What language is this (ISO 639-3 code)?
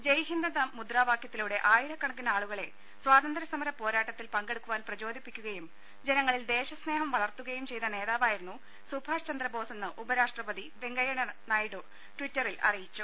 mal